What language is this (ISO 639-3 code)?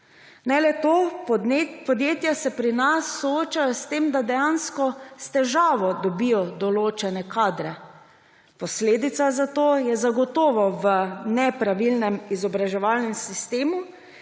slv